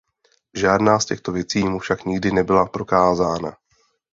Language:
Czech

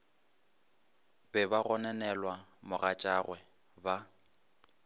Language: Northern Sotho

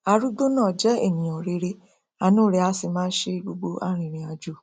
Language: Yoruba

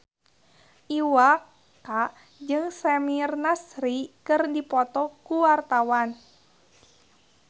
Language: Sundanese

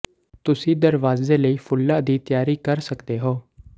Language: Punjabi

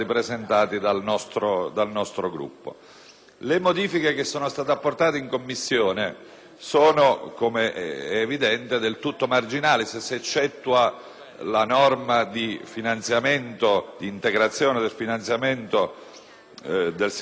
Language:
Italian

